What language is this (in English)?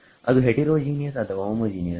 Kannada